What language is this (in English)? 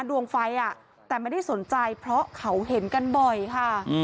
Thai